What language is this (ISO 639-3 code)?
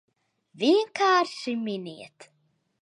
lav